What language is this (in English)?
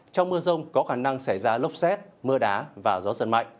Vietnamese